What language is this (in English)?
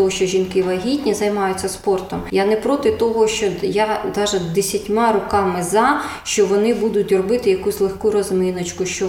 Ukrainian